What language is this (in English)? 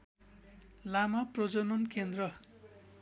Nepali